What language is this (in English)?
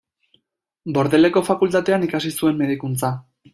Basque